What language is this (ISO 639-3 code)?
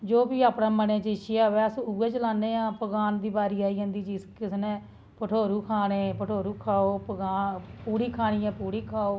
doi